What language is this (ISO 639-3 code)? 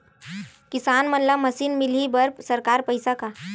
hne